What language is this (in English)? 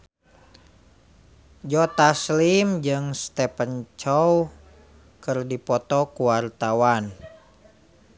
Sundanese